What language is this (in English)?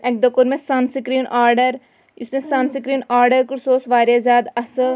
Kashmiri